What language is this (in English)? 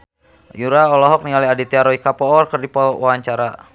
Sundanese